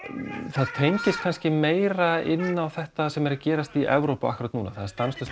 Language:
Icelandic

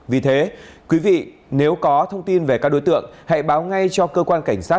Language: Vietnamese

